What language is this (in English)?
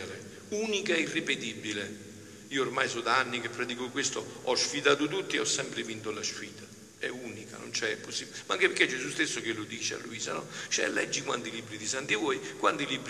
Italian